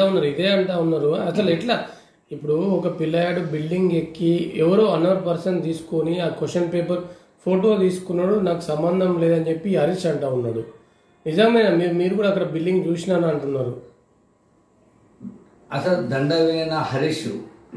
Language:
Hindi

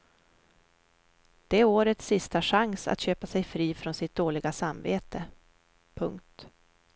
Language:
Swedish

